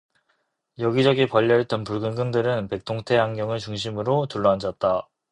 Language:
Korean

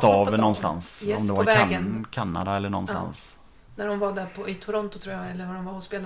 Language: Swedish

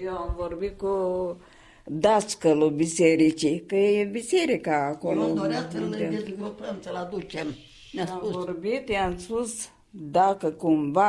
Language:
Romanian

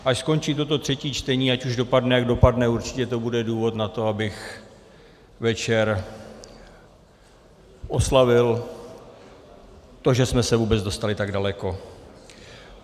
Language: Czech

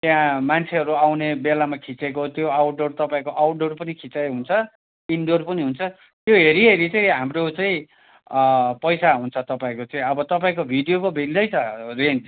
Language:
Nepali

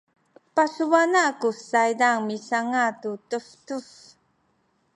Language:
Sakizaya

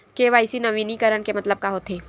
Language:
Chhattisgarhi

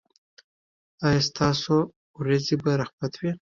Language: Pashto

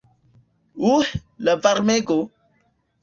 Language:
Esperanto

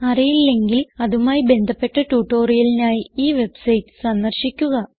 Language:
Malayalam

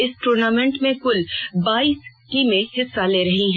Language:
Hindi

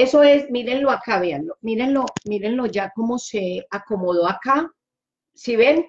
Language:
Spanish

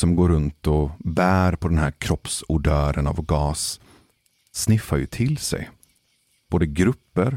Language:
Swedish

